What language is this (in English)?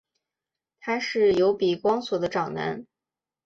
Chinese